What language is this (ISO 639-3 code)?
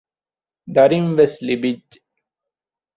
div